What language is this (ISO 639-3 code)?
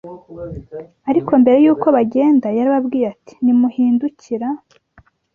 kin